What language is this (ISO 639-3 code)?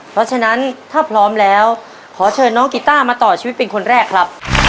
tha